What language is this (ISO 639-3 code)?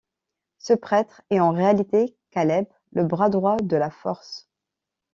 fra